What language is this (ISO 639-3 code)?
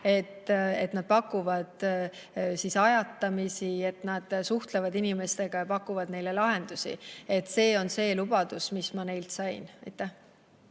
est